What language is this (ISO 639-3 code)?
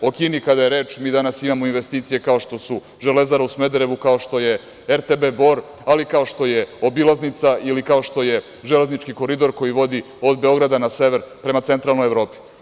srp